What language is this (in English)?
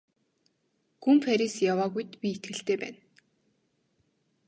Mongolian